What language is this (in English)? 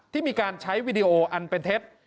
Thai